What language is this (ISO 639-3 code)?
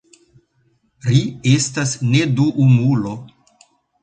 epo